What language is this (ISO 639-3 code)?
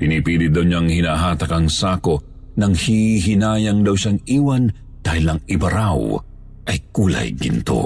fil